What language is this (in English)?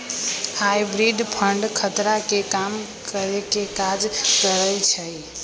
Magahi